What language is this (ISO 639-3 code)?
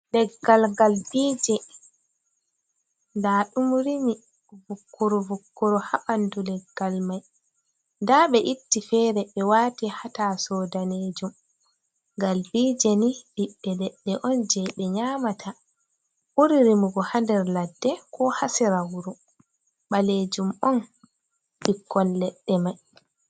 ful